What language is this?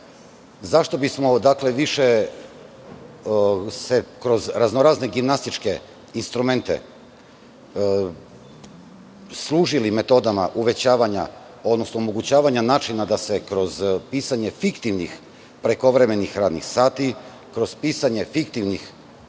Serbian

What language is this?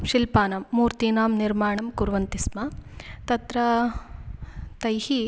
Sanskrit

